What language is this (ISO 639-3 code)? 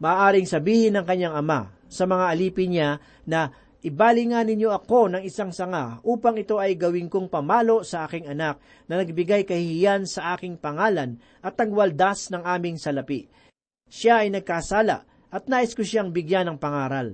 fil